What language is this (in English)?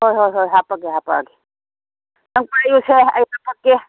Manipuri